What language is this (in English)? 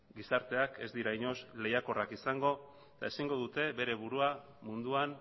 Basque